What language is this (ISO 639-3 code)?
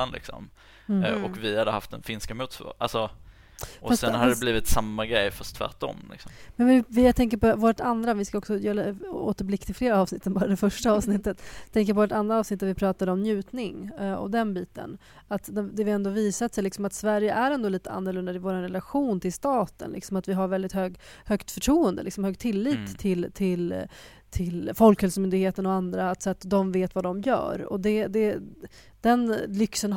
swe